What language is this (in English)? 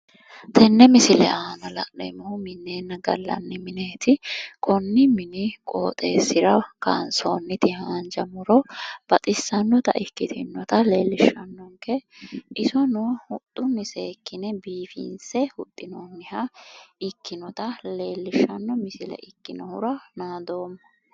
Sidamo